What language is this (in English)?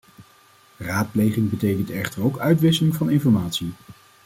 Dutch